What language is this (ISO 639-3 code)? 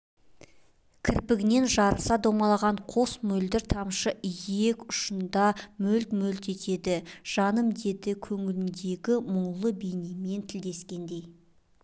kaz